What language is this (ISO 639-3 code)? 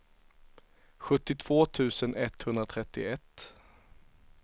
swe